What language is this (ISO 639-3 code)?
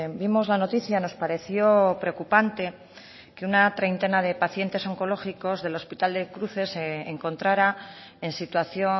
spa